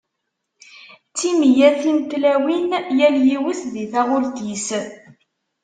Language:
Kabyle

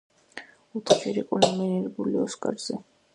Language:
Georgian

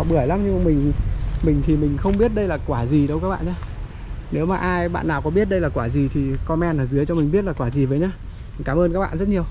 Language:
Vietnamese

